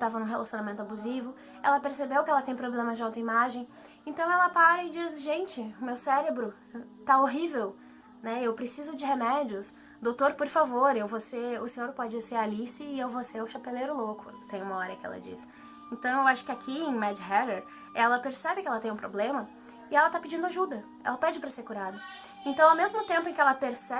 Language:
Portuguese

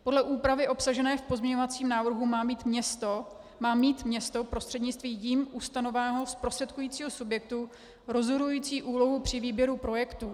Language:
Czech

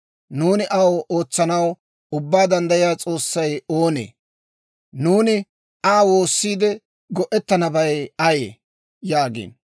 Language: Dawro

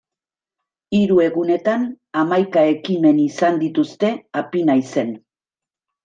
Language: Basque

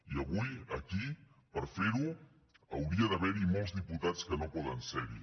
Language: Catalan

